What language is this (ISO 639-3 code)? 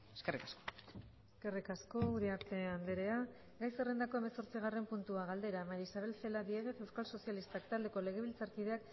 eus